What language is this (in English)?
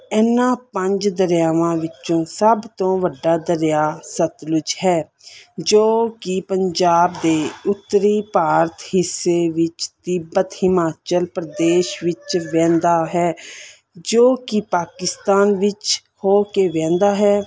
Punjabi